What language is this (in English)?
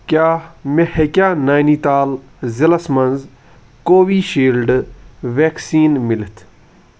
Kashmiri